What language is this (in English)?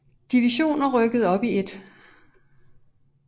Danish